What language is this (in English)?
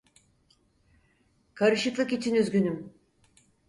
Turkish